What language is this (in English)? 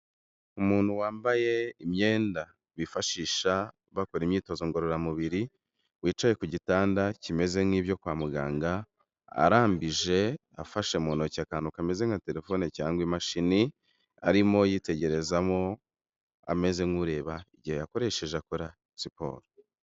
Kinyarwanda